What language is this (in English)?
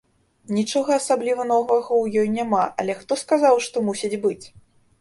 Belarusian